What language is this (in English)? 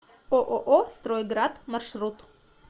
Russian